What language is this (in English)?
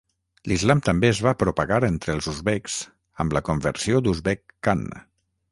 Catalan